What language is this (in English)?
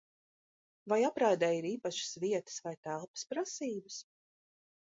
Latvian